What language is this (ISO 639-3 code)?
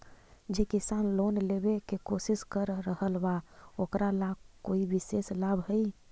mag